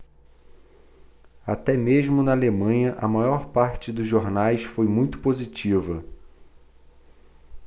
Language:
Portuguese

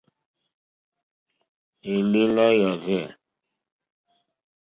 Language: Mokpwe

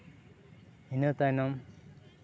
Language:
Santali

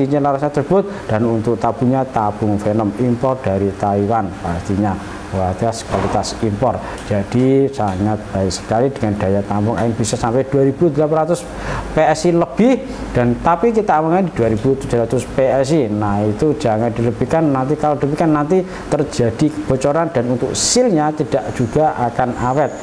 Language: Indonesian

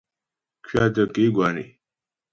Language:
Ghomala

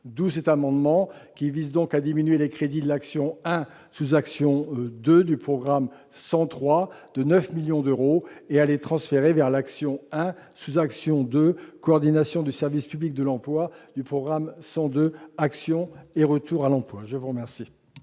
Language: French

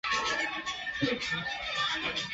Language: Chinese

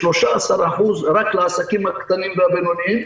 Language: Hebrew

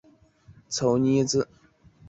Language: Chinese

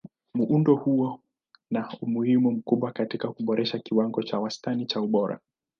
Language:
Swahili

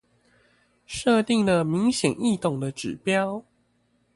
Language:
Chinese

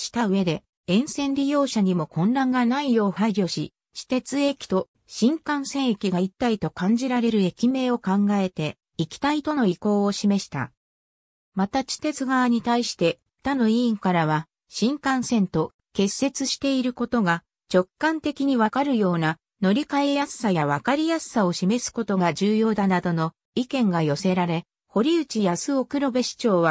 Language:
Japanese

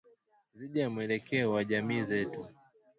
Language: Swahili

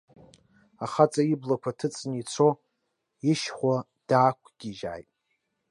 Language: Abkhazian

